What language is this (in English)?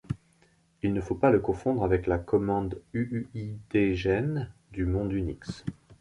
French